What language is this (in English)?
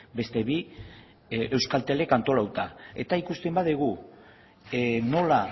Basque